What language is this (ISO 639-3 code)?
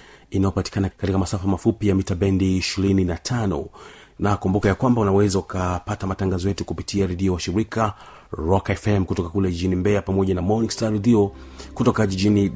swa